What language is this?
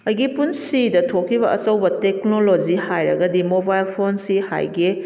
Manipuri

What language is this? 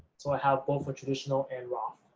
English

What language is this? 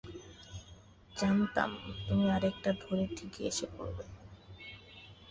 Bangla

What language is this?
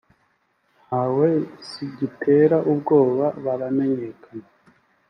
Kinyarwanda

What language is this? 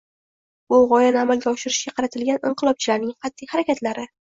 Uzbek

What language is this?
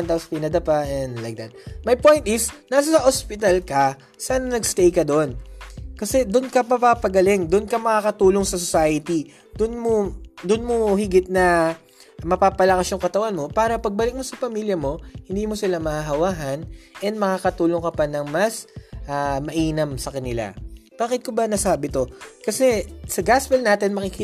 Filipino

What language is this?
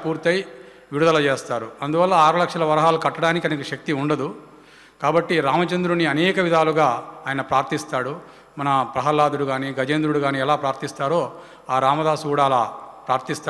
Hindi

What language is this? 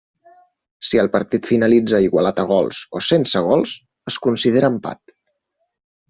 Catalan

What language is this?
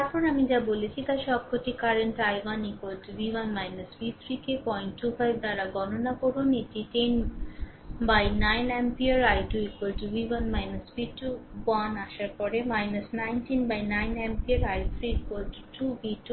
Bangla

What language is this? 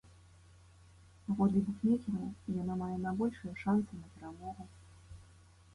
Belarusian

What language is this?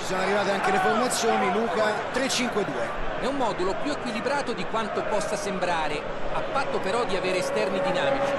Italian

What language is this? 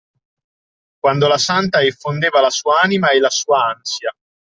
Italian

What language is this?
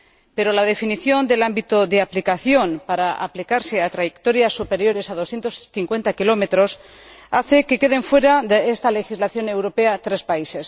Spanish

